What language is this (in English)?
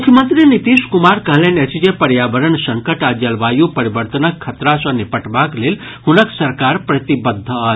Maithili